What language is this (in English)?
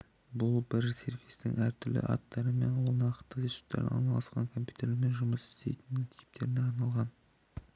Kazakh